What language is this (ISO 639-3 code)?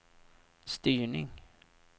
swe